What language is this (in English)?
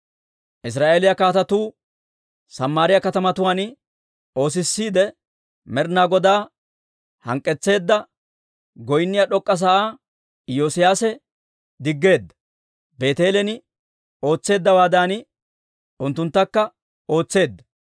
Dawro